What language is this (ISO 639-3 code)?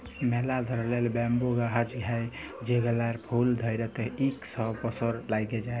ben